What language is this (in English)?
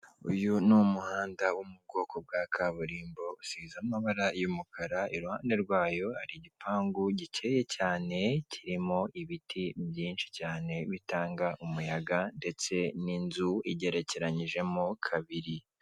Kinyarwanda